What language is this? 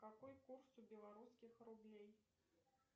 Russian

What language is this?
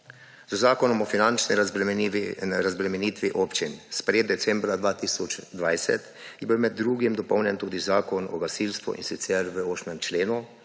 Slovenian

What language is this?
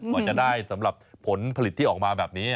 Thai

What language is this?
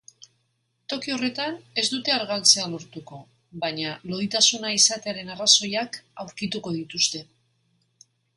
Basque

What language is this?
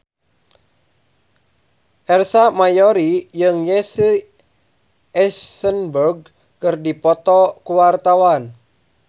Sundanese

